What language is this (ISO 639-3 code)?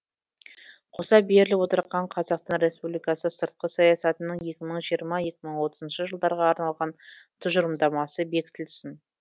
kaz